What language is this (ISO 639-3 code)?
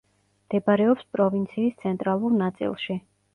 kat